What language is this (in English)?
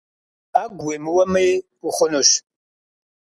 Kabardian